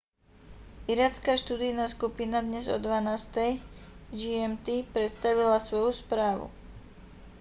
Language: Slovak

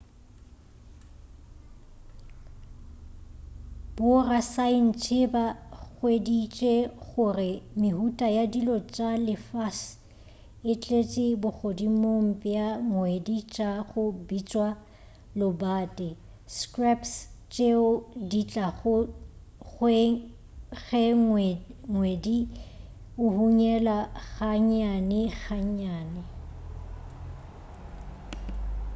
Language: Northern Sotho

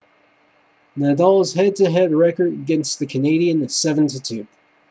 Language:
English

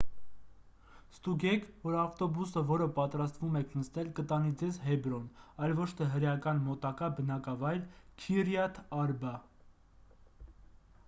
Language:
Armenian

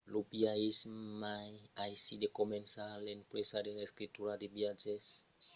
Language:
Occitan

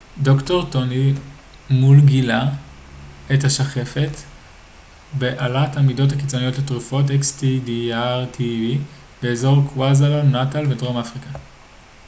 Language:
Hebrew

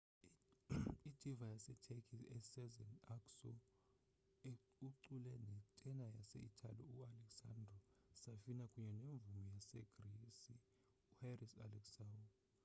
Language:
Xhosa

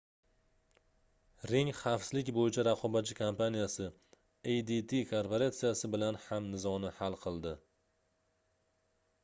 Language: Uzbek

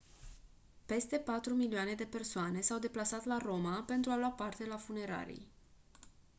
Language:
Romanian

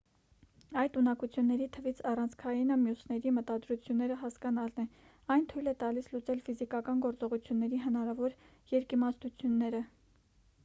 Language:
Armenian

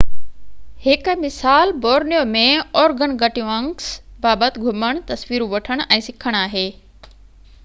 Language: Sindhi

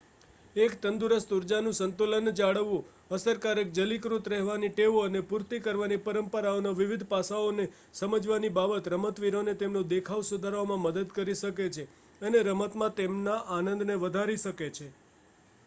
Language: Gujarati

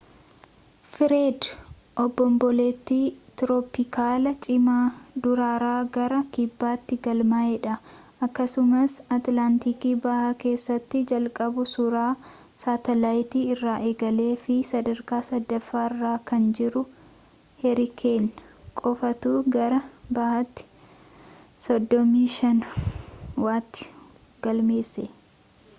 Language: Oromo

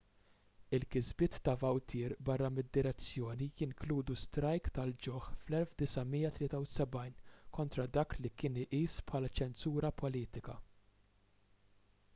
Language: Maltese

